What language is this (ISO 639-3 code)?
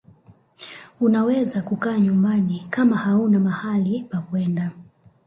swa